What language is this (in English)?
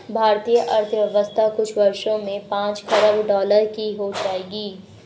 Hindi